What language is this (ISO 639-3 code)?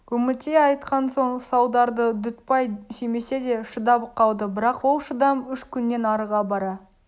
kaz